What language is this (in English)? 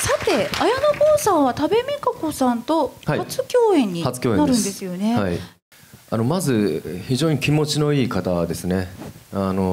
Japanese